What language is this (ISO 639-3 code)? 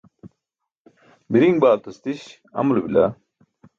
bsk